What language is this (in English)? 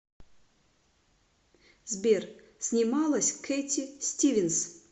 Russian